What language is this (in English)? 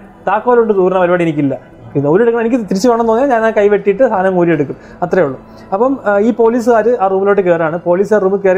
Malayalam